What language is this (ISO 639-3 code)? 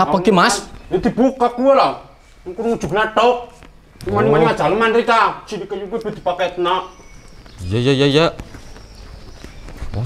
ind